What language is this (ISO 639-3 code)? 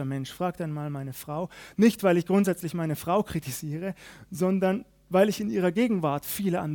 deu